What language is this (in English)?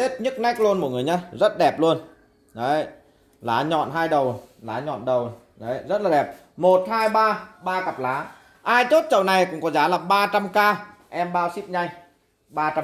Vietnamese